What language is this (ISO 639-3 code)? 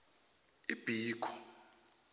nbl